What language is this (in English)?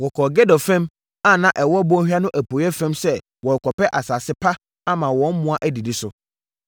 Akan